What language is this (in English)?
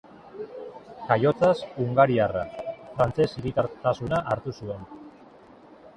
Basque